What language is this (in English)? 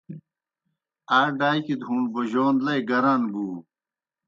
Kohistani Shina